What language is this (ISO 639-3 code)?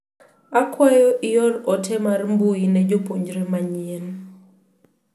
luo